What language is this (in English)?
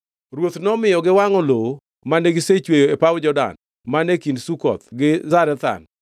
Luo (Kenya and Tanzania)